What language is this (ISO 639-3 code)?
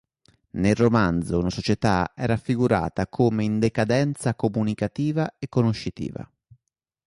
ita